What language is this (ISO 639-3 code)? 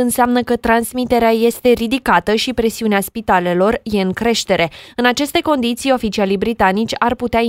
ron